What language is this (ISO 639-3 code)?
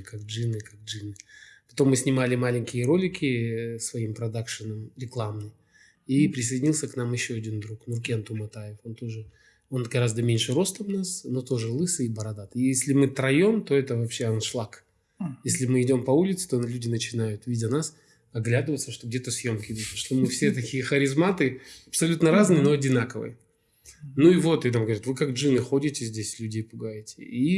rus